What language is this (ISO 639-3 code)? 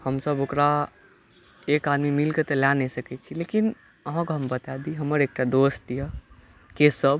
mai